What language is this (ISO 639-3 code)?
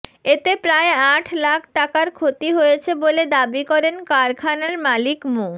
ben